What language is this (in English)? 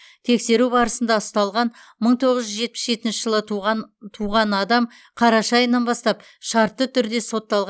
Kazakh